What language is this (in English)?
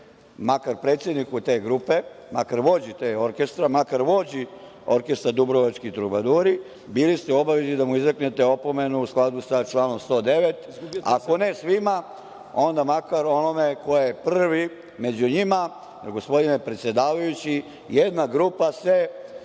Serbian